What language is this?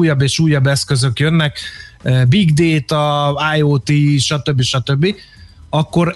Hungarian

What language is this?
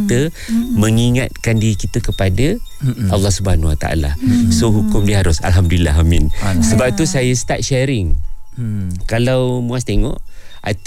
Malay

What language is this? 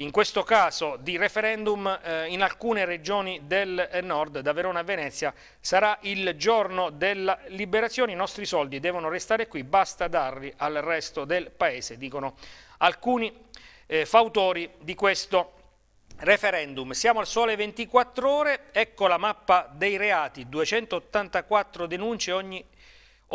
Italian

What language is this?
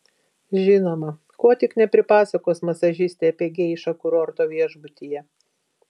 Lithuanian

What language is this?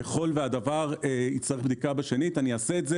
Hebrew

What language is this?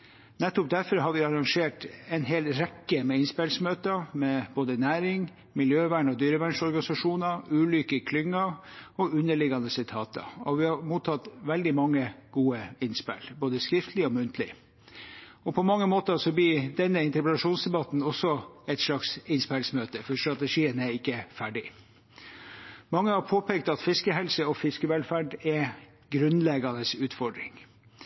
Norwegian Bokmål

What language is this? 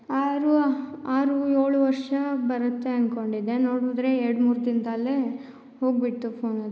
Kannada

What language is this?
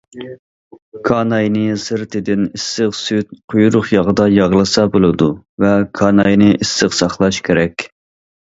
Uyghur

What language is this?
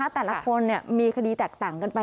Thai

